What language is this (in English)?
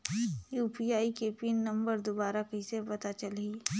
Chhattisgarhi